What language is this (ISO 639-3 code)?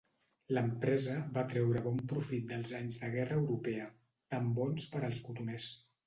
cat